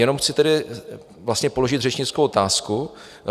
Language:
Czech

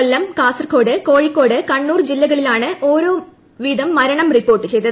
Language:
Malayalam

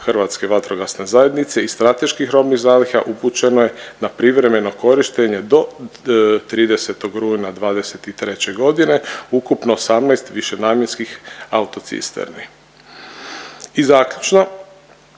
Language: Croatian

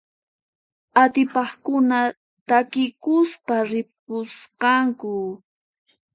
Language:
Puno Quechua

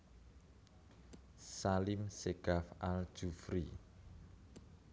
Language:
Javanese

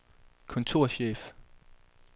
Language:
Danish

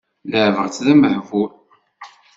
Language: Kabyle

